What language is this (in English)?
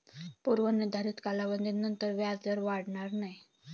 Marathi